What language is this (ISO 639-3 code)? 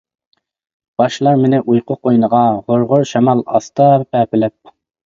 uig